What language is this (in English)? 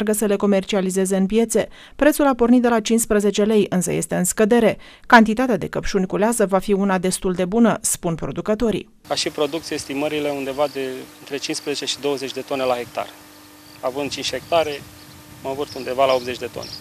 Romanian